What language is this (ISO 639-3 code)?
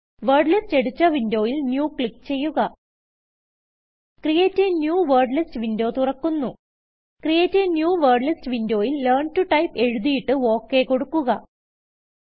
mal